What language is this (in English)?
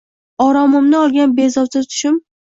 Uzbek